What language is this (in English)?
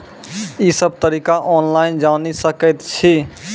Maithili